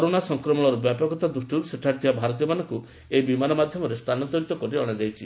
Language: Odia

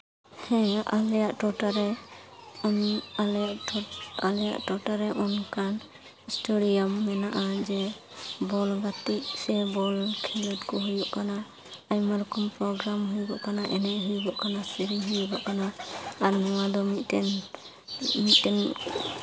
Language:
Santali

